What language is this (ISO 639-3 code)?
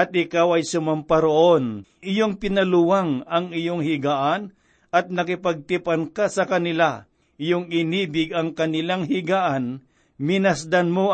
fil